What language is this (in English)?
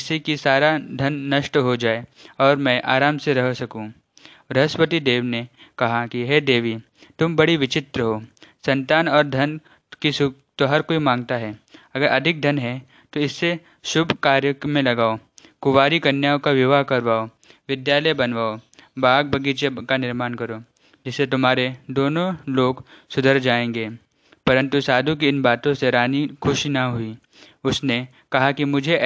Hindi